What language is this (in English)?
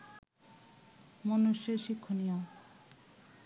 Bangla